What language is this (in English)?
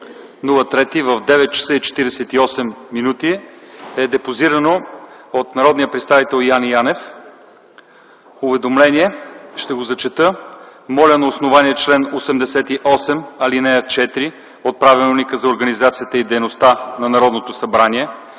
Bulgarian